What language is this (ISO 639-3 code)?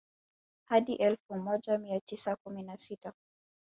swa